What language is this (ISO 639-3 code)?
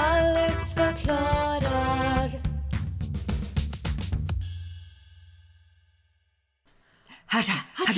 swe